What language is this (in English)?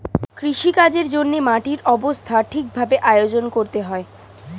Bangla